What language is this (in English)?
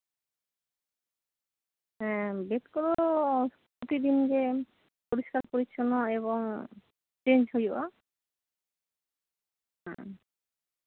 Santali